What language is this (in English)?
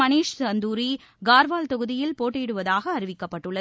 Tamil